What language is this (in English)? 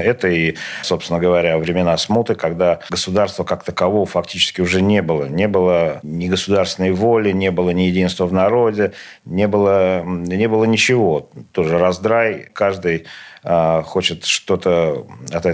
Russian